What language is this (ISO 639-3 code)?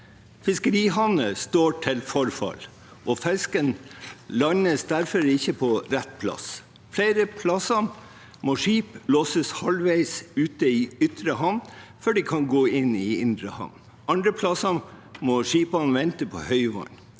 nor